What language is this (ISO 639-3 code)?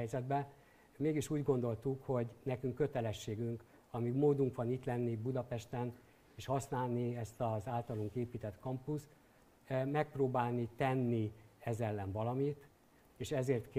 hun